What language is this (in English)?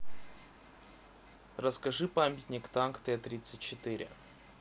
Russian